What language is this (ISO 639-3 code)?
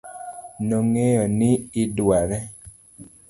luo